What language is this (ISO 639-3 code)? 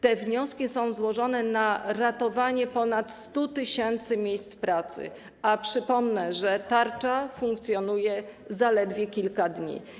pol